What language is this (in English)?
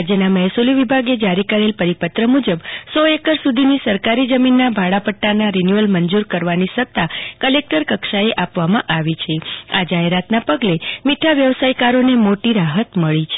Gujarati